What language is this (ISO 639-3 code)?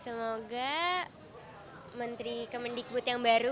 ind